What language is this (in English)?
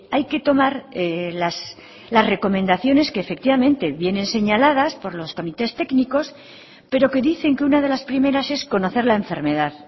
Spanish